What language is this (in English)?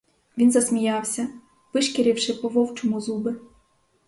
Ukrainian